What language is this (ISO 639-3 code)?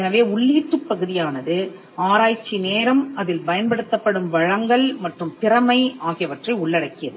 tam